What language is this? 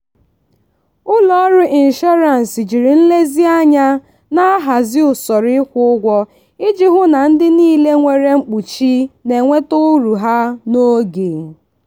Igbo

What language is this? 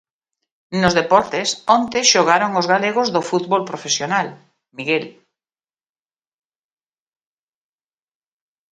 Galician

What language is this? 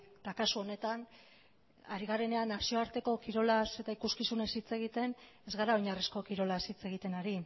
Basque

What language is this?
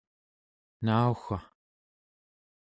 Central Yupik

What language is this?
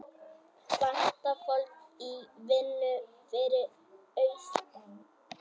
Icelandic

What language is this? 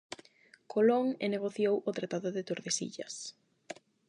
Galician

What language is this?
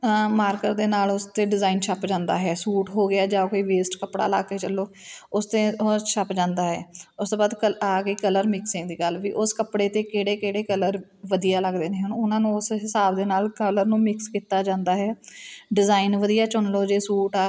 Punjabi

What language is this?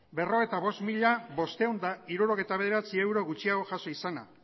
Basque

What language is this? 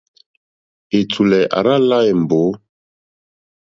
Mokpwe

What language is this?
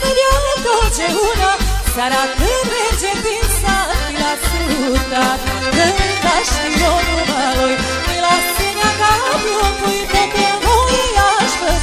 Romanian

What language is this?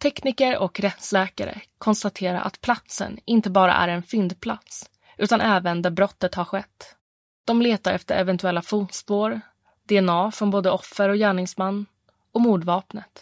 Swedish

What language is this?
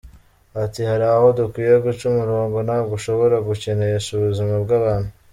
Kinyarwanda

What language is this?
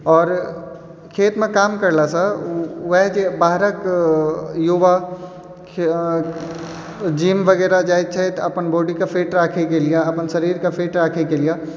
Maithili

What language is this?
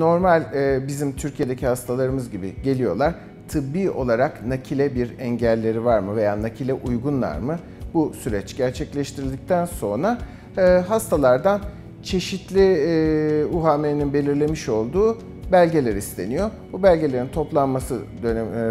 Turkish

